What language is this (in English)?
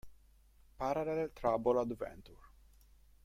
Italian